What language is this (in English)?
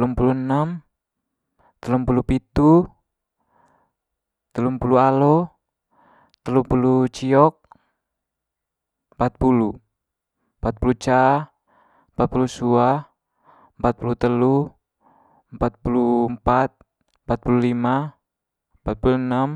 Manggarai